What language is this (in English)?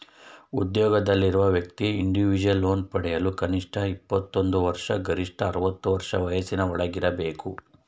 Kannada